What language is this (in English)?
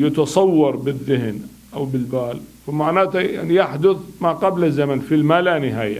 Arabic